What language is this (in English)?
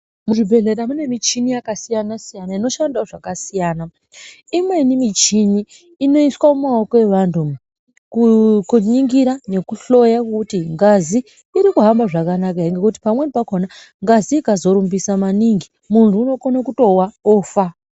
Ndau